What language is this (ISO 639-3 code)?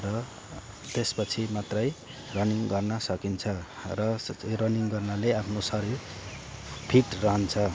nep